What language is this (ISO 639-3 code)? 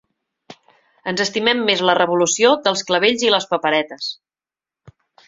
cat